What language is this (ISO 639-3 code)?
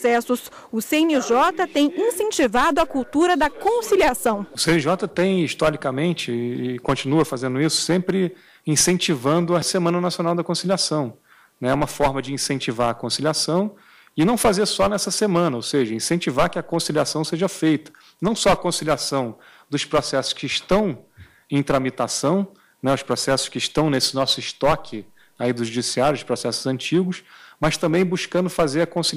por